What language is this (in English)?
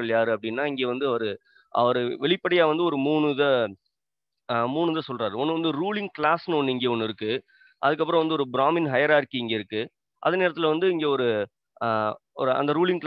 Tamil